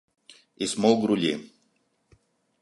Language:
Catalan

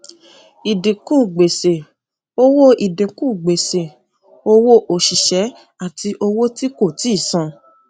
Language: Yoruba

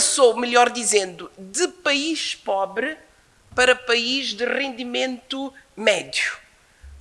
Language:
Portuguese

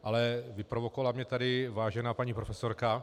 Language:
Czech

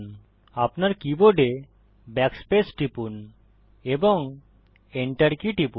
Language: Bangla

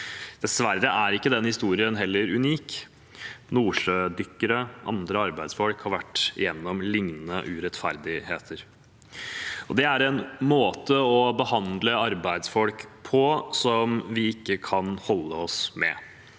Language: Norwegian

